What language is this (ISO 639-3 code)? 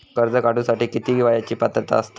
mar